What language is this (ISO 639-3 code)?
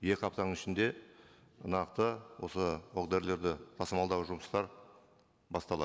kaz